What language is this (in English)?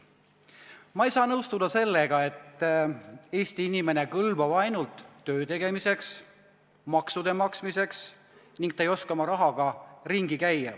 Estonian